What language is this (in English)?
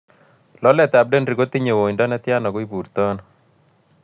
Kalenjin